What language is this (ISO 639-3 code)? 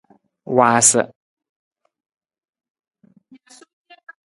nmz